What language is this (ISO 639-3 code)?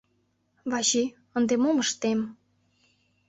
chm